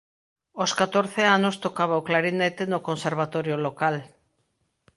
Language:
Galician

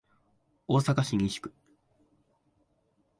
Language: Japanese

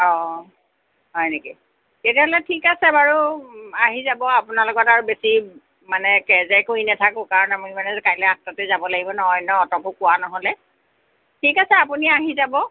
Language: Assamese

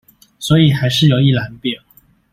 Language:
Chinese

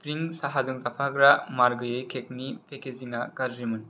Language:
Bodo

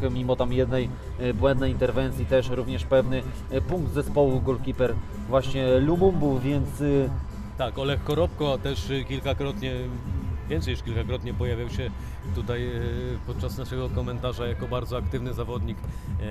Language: Polish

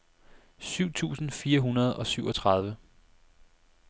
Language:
Danish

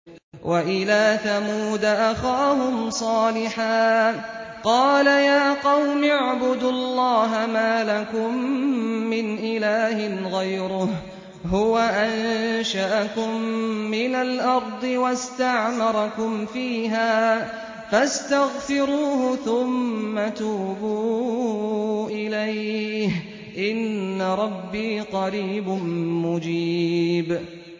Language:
Arabic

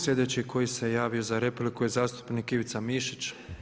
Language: Croatian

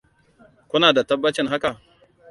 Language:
Hausa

